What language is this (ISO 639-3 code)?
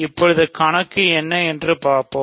tam